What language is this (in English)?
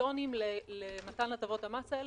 Hebrew